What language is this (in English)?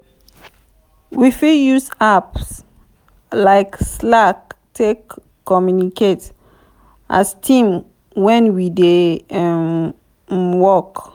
Nigerian Pidgin